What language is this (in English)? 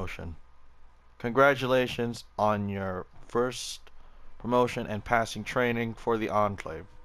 English